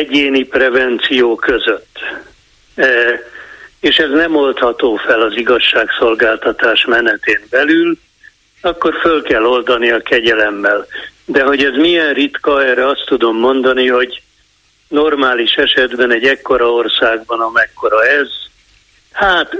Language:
Hungarian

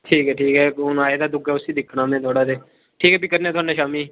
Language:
Dogri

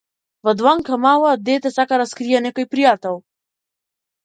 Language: Macedonian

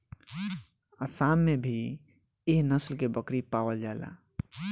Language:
Bhojpuri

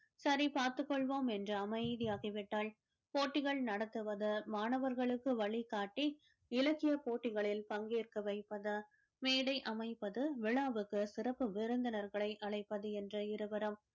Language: Tamil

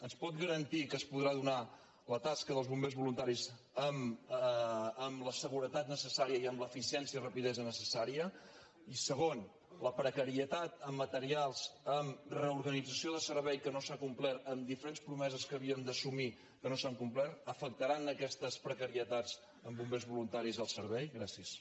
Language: Catalan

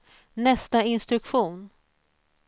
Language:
Swedish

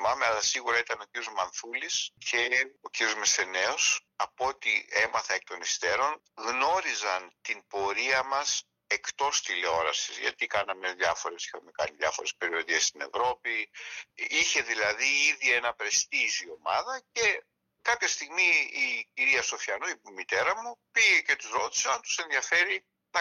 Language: Greek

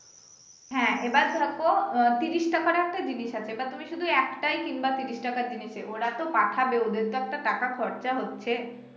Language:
Bangla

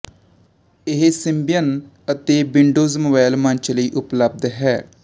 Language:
Punjabi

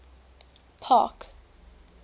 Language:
English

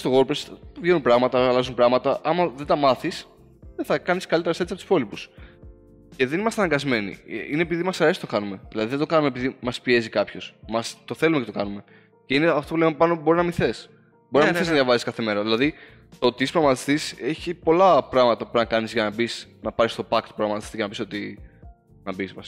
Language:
Greek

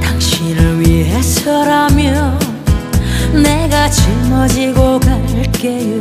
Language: Korean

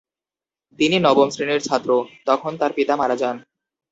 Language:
Bangla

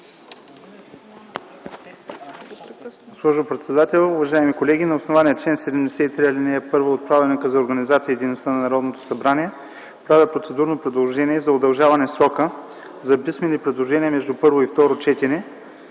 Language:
Bulgarian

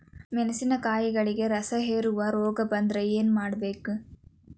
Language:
Kannada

